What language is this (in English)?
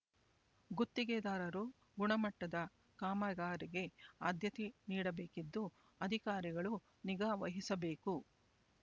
Kannada